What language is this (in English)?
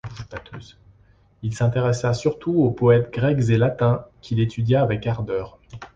French